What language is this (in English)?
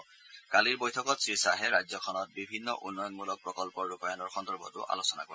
Assamese